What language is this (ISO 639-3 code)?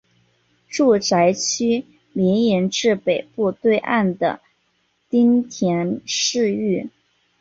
zho